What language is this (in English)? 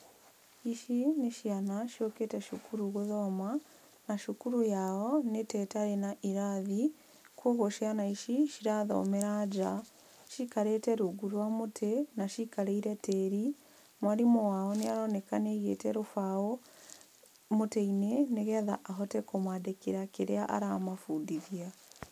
Kikuyu